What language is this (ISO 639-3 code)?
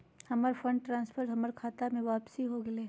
mag